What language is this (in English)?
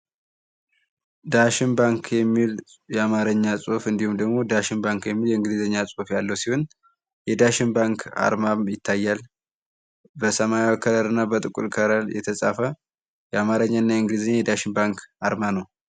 Amharic